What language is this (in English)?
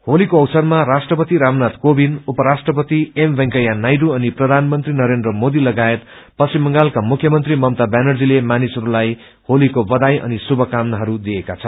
Nepali